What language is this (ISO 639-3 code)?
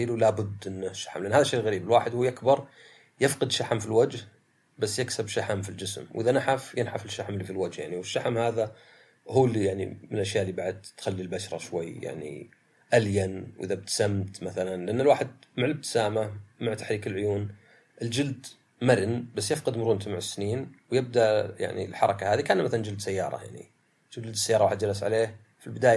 ara